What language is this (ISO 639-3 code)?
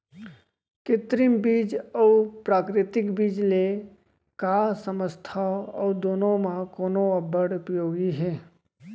hne